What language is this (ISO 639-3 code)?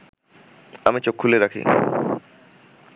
ben